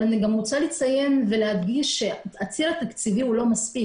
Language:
Hebrew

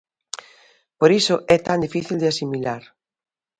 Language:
Galician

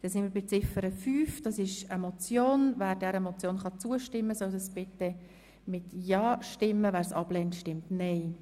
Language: Swiss German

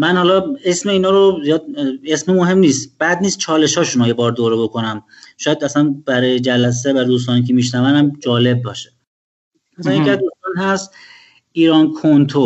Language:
Persian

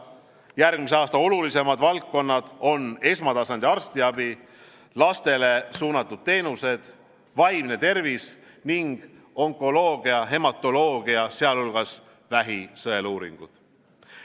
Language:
Estonian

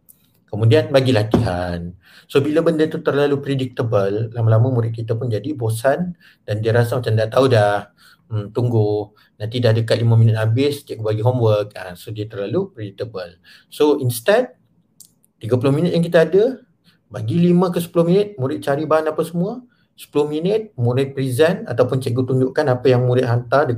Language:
Malay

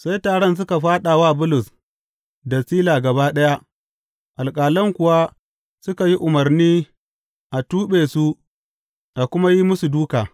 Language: Hausa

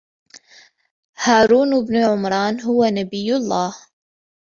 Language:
Arabic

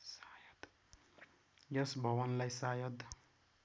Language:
Nepali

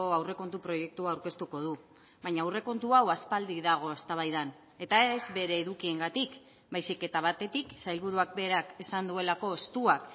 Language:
Basque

